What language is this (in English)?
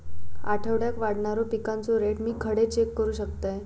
Marathi